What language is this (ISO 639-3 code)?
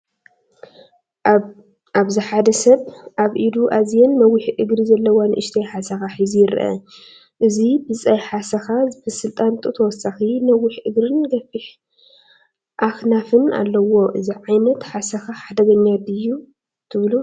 tir